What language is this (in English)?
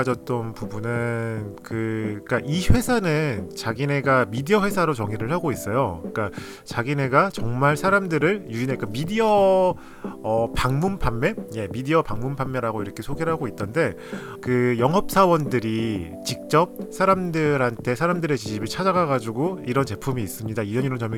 Korean